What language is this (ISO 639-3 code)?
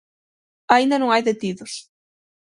glg